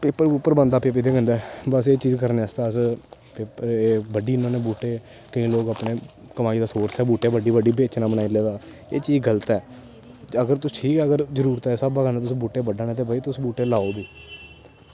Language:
Dogri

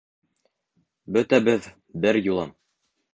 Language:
Bashkir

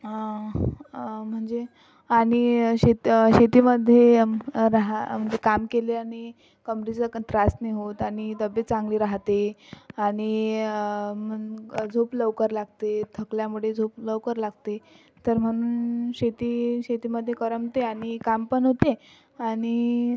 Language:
Marathi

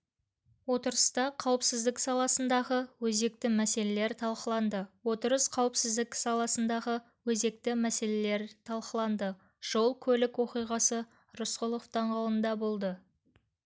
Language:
Kazakh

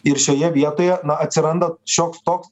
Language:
Lithuanian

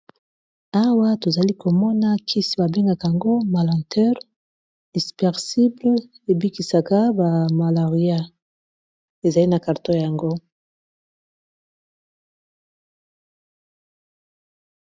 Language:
Lingala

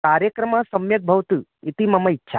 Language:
Sanskrit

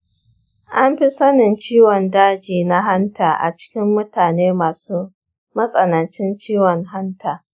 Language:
Hausa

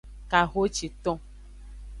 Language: Aja (Benin)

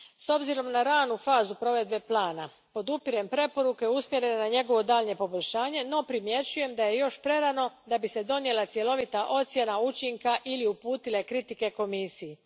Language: Croatian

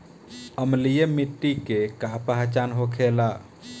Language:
Bhojpuri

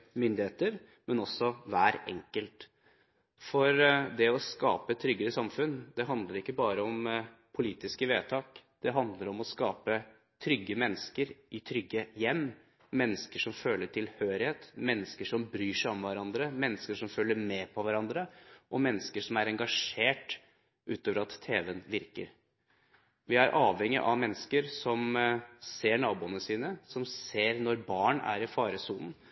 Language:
Norwegian Bokmål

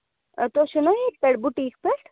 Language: Kashmiri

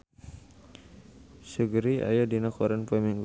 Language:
Sundanese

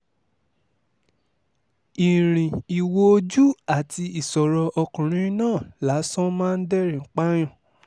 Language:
Yoruba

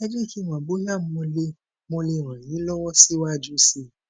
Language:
Yoruba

